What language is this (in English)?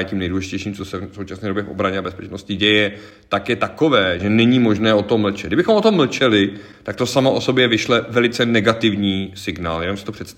Czech